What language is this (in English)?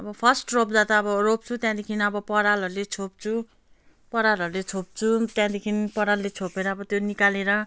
Nepali